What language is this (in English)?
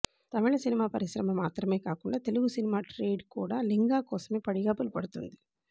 Telugu